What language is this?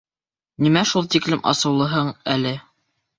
Bashkir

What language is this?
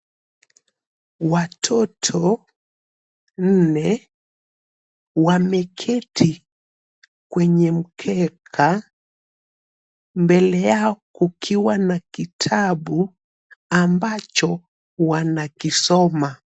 Swahili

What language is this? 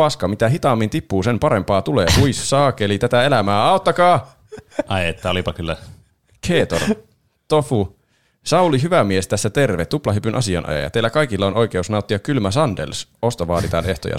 Finnish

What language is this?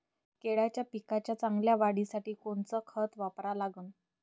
Marathi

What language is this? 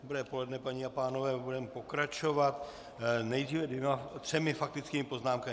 Czech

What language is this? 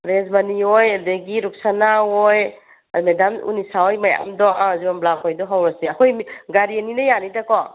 Manipuri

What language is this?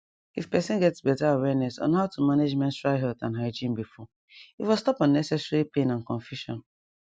Nigerian Pidgin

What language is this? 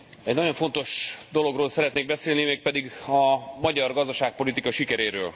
Hungarian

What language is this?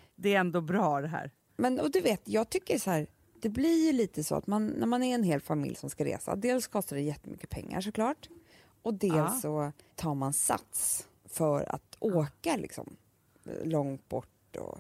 Swedish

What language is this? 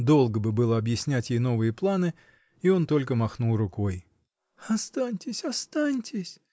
Russian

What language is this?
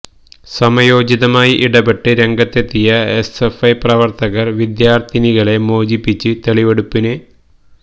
Malayalam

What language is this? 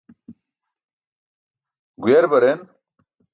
Burushaski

